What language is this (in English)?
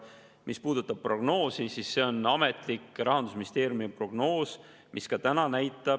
Estonian